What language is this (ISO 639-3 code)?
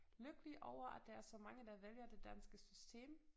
dan